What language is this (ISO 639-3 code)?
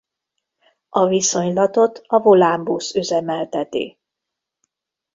hun